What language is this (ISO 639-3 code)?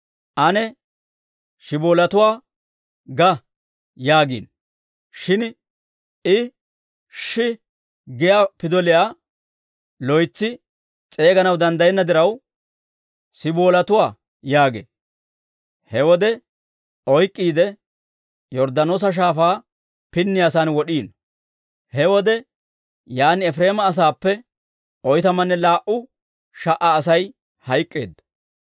dwr